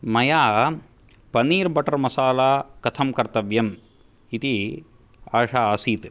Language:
Sanskrit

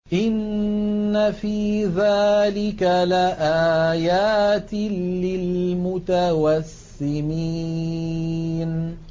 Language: Arabic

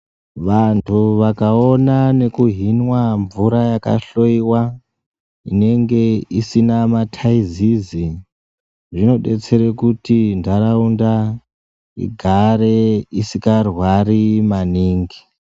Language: Ndau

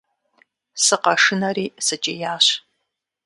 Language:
Kabardian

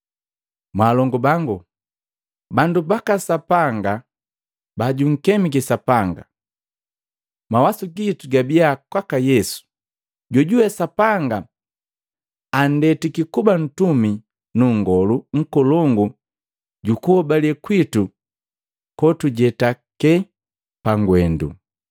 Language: Matengo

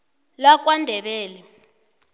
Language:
South Ndebele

